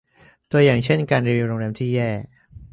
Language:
Thai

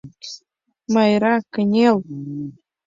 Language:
Mari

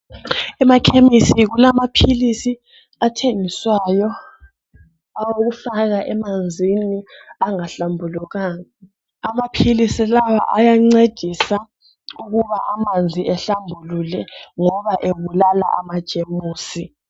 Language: North Ndebele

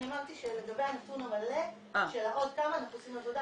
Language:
Hebrew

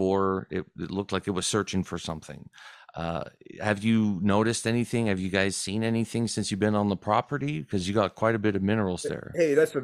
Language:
English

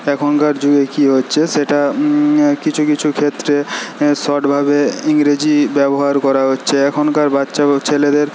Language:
Bangla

